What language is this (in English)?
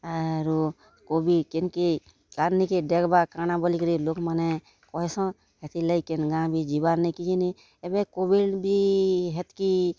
Odia